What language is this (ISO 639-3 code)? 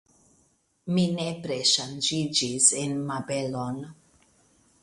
epo